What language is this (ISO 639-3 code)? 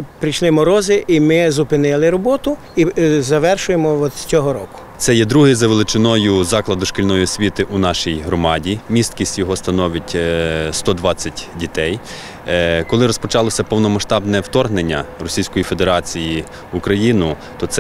ukr